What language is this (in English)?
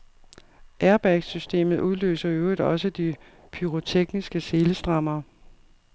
Danish